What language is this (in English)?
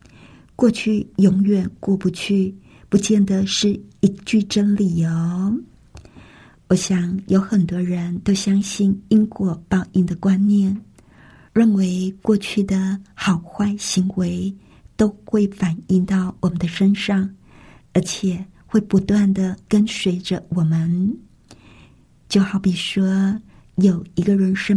Chinese